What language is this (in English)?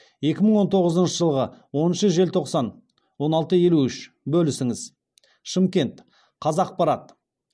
Kazakh